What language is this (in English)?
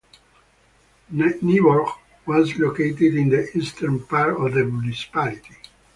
English